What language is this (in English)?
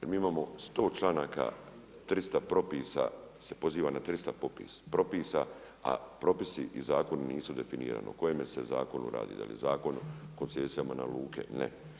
Croatian